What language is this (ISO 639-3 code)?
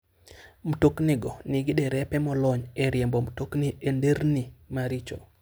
luo